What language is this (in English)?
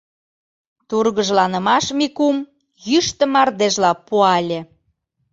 Mari